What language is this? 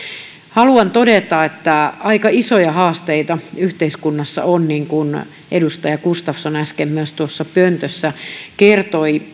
Finnish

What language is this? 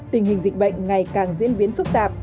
Vietnamese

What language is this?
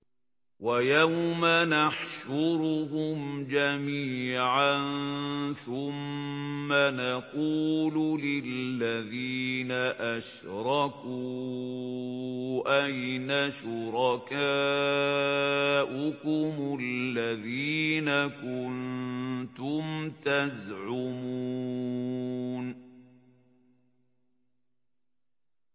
Arabic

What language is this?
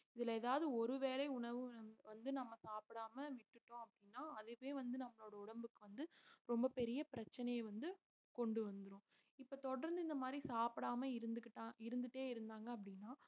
Tamil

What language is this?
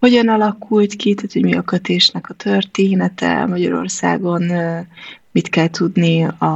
Hungarian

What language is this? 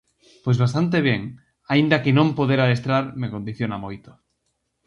Galician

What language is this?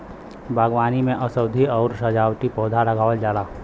Bhojpuri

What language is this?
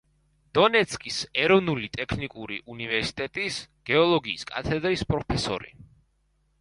Georgian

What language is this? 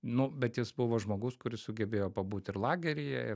Lithuanian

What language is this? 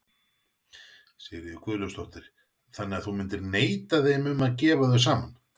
Icelandic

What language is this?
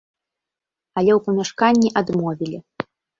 Belarusian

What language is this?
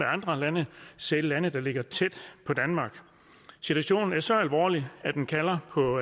Danish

